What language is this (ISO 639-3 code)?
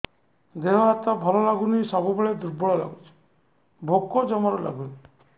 ori